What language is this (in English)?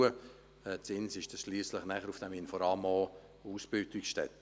Swiss German